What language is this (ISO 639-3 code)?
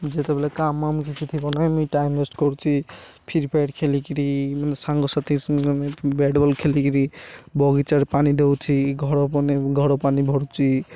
ori